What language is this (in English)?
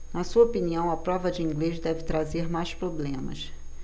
Portuguese